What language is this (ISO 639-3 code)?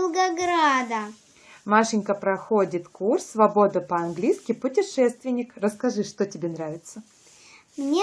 rus